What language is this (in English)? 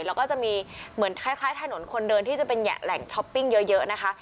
Thai